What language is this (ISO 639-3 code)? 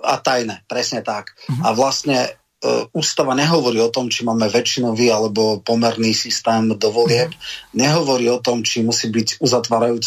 slk